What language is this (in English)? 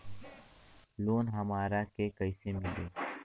Bhojpuri